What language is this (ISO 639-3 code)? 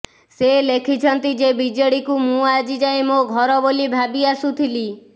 ori